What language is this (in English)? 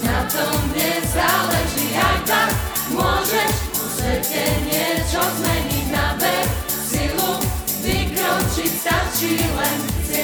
Slovak